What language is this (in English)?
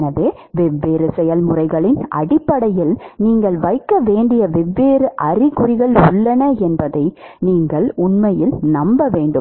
Tamil